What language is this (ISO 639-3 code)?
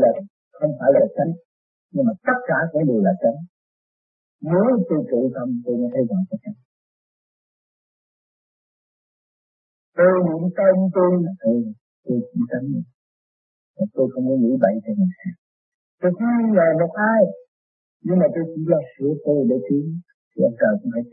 vie